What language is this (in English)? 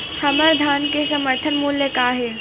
Chhattisgarhi